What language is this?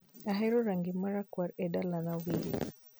Luo (Kenya and Tanzania)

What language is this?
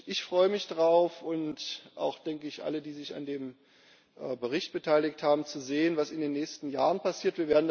German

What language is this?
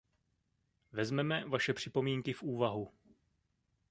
Czech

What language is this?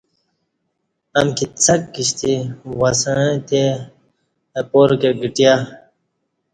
Kati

